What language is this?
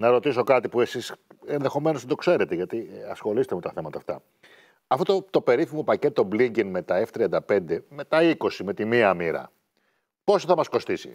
Greek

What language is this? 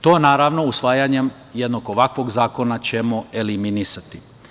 Serbian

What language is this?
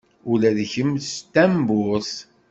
Kabyle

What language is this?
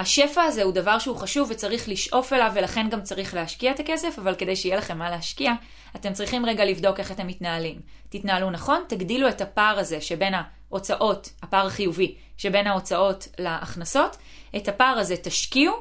Hebrew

